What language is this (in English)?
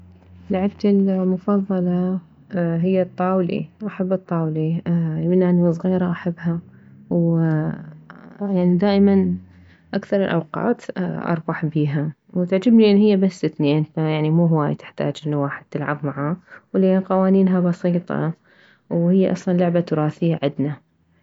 Mesopotamian Arabic